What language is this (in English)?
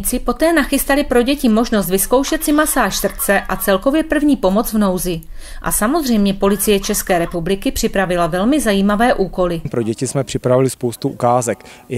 Czech